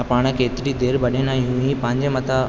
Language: Sindhi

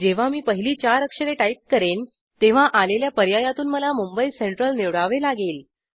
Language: Marathi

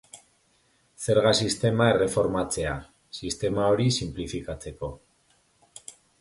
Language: Basque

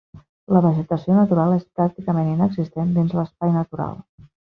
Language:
Catalan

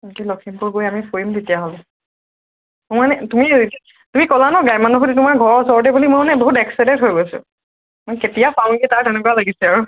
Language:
Assamese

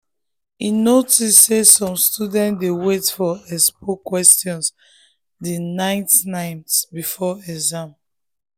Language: Nigerian Pidgin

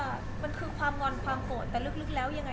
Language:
Thai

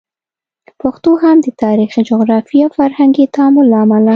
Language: Pashto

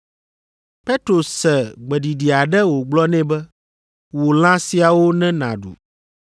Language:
Ewe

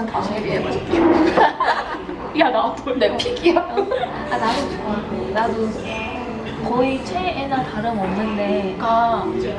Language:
Korean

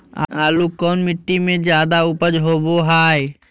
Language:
Magahi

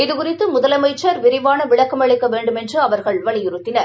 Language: Tamil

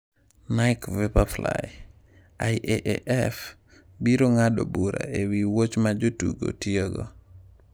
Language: Luo (Kenya and Tanzania)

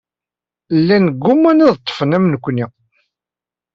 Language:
Kabyle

